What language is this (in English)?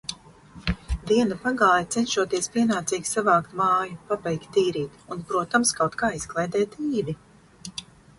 Latvian